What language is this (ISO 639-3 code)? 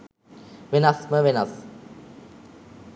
sin